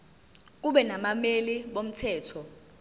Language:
Zulu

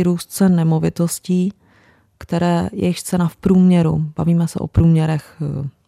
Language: Czech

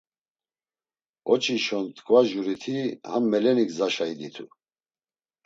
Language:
Laz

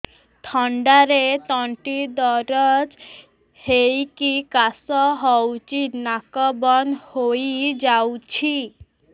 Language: Odia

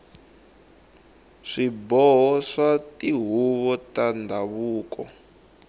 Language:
Tsonga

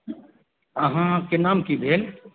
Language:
Maithili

